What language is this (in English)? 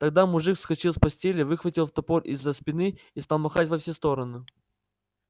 Russian